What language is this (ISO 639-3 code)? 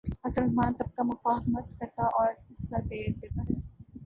urd